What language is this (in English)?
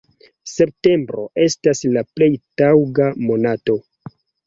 Esperanto